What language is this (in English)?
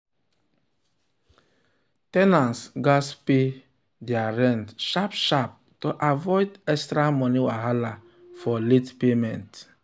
Nigerian Pidgin